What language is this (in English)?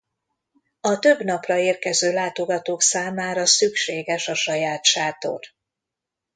Hungarian